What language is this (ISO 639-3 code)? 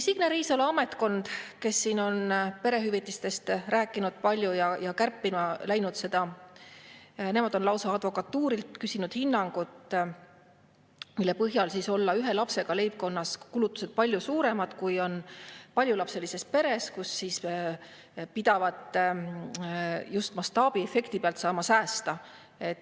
est